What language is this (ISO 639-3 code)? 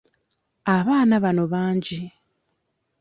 lug